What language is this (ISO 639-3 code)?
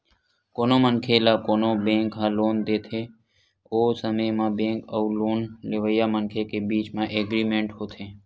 hne